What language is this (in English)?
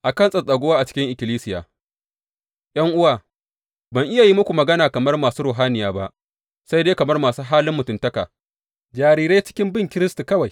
Hausa